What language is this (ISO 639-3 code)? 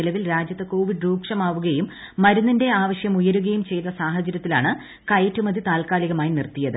mal